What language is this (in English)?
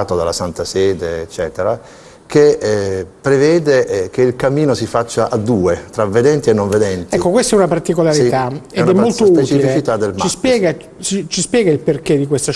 Italian